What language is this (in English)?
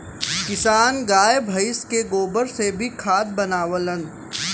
Bhojpuri